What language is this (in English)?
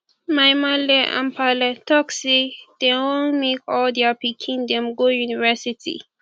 Nigerian Pidgin